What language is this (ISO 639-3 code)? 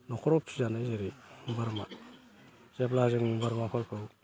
brx